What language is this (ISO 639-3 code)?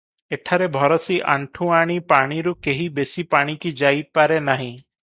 ori